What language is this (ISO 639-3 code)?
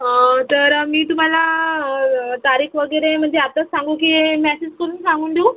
mar